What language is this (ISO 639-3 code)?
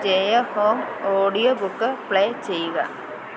mal